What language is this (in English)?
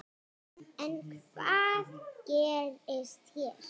Icelandic